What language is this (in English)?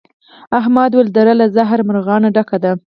Pashto